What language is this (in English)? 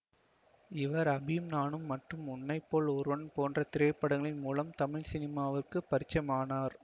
Tamil